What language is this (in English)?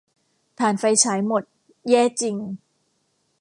Thai